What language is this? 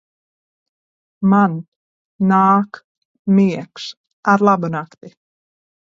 Latvian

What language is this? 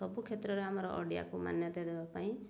Odia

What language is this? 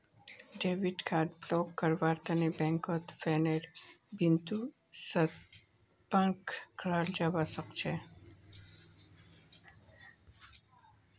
Magahi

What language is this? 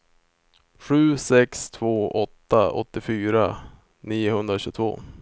Swedish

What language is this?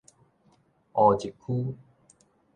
Min Nan Chinese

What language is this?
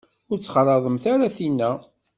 Kabyle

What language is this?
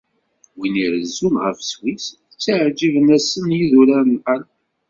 Kabyle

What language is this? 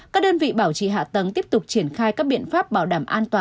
Vietnamese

